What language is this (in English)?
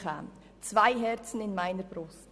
Swiss German